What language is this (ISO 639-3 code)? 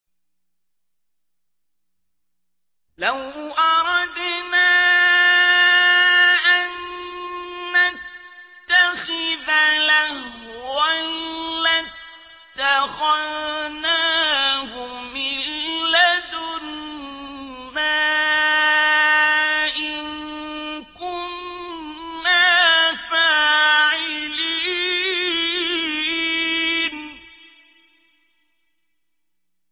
ara